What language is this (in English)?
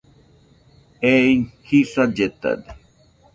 Nüpode Huitoto